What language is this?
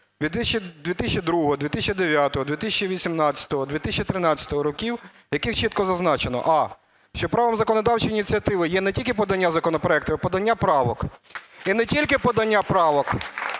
Ukrainian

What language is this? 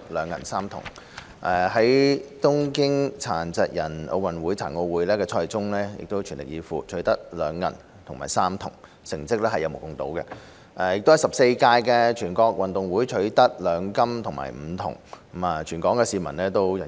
Cantonese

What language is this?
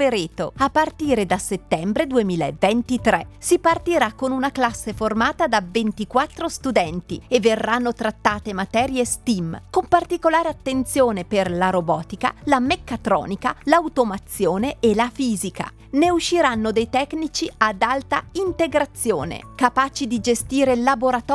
Italian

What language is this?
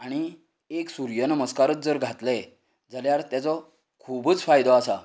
Konkani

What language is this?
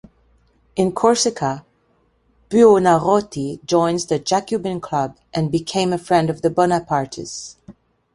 English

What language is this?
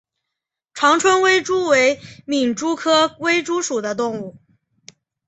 Chinese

